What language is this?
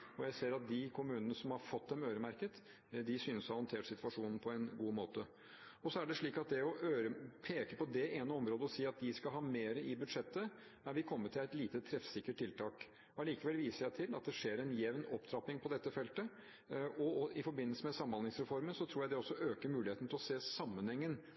Norwegian Bokmål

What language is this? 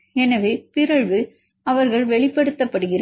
Tamil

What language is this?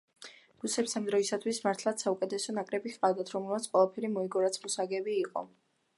Georgian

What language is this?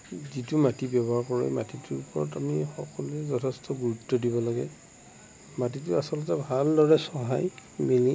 Assamese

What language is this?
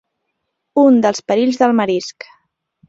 Catalan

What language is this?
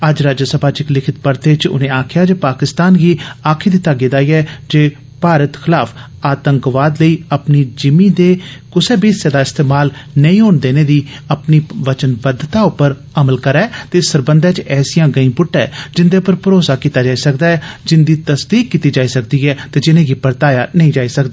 Dogri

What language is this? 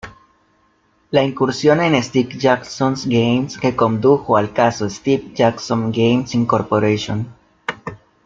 Spanish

